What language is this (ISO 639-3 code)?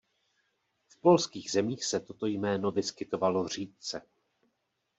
ces